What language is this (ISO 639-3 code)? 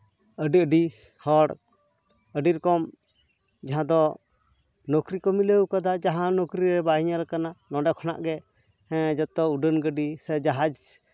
sat